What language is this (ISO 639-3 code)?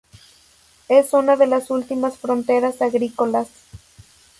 spa